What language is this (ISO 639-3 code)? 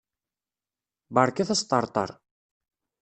kab